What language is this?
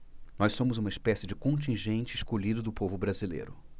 Portuguese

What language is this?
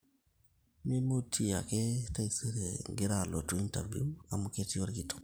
Masai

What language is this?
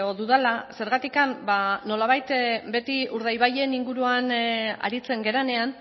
Basque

